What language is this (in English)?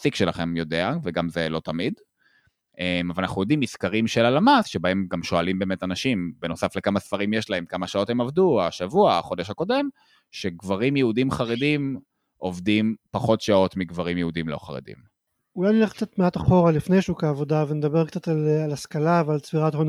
Hebrew